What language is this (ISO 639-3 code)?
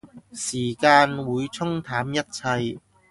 yue